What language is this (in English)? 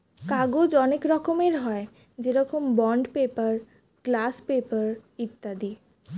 Bangla